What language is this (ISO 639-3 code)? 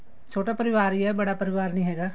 pan